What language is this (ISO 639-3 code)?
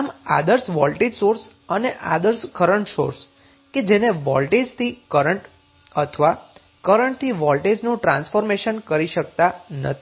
guj